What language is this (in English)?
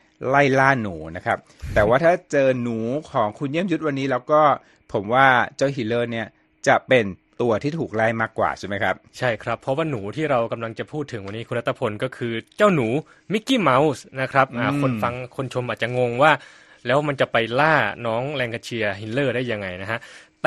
Thai